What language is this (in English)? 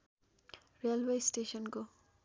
Nepali